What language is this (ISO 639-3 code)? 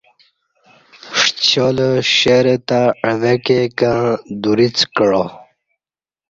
bsh